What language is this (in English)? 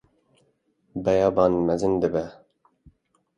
Kurdish